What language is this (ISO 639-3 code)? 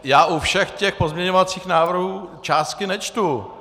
ces